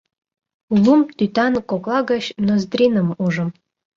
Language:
Mari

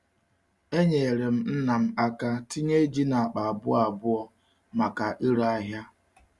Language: Igbo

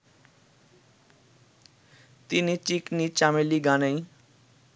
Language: Bangla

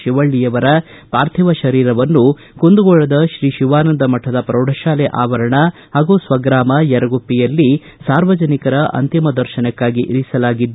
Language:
Kannada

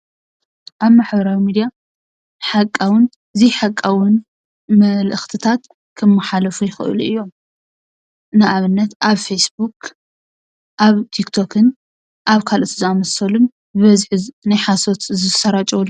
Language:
Tigrinya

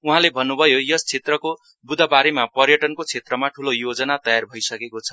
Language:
Nepali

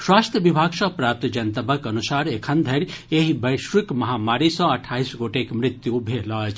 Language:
Maithili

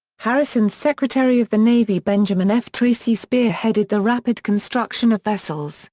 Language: English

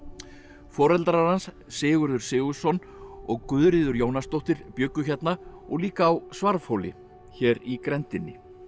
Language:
Icelandic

